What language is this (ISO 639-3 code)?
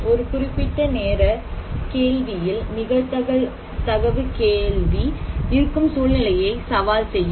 tam